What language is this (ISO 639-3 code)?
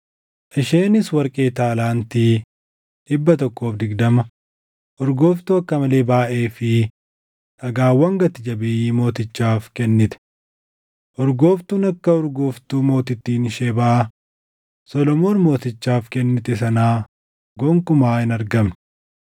orm